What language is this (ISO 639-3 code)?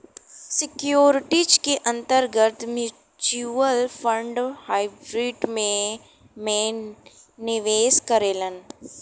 bho